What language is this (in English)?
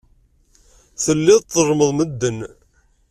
Kabyle